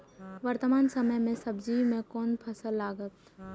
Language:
Maithili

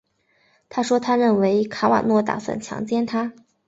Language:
Chinese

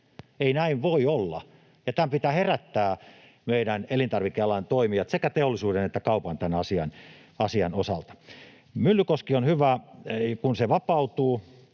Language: Finnish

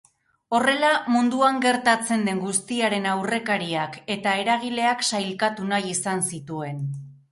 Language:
Basque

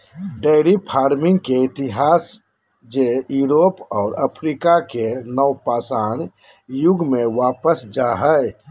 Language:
Magahi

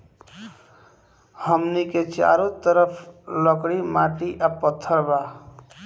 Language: Bhojpuri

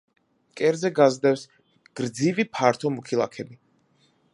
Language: Georgian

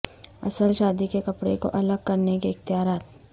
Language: Urdu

